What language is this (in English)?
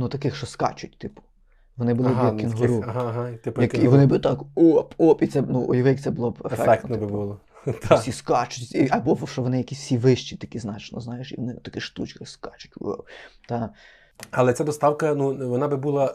Ukrainian